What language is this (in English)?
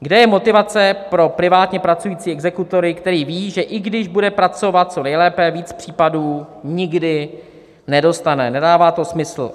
Czech